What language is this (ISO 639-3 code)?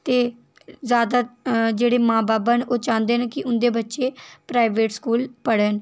doi